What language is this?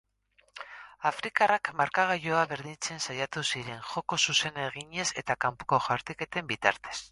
Basque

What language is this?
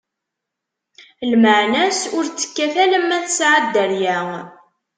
Kabyle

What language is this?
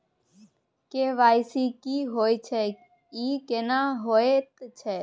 Maithili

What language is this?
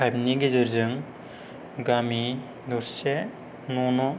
Bodo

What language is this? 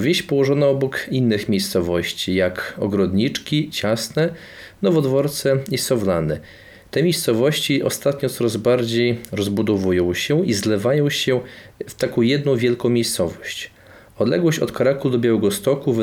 Polish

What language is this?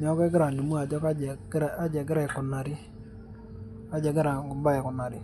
Masai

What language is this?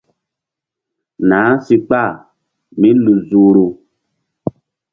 Mbum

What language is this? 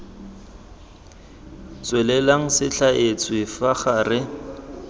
Tswana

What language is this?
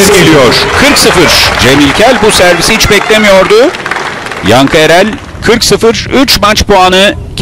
Turkish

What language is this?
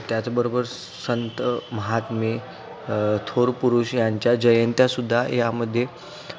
Marathi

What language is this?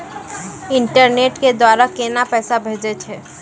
Maithili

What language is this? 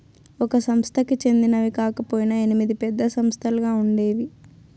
Telugu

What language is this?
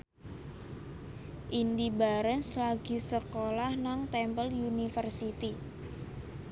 Javanese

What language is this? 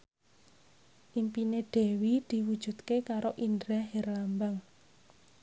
Javanese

